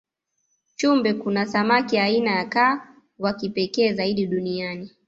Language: Swahili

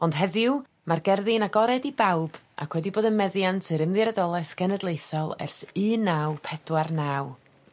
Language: Welsh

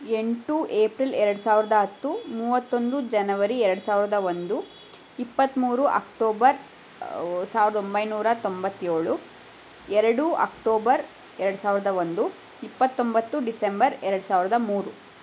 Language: Kannada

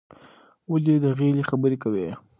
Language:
Pashto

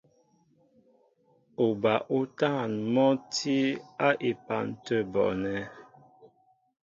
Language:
Mbo (Cameroon)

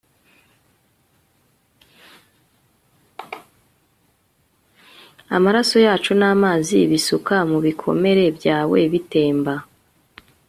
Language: Kinyarwanda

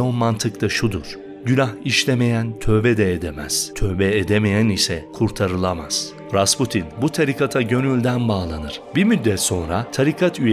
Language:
Turkish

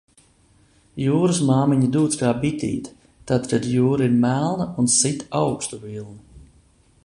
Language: Latvian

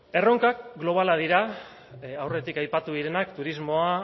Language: Basque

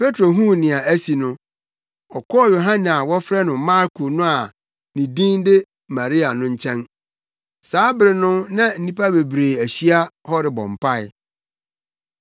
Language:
Akan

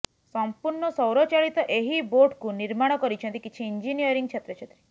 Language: Odia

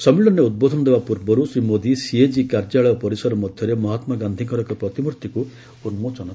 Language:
Odia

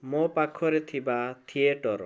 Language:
Odia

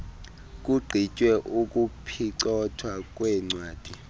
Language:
Xhosa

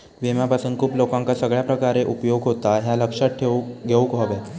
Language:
Marathi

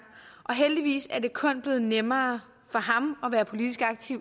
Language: Danish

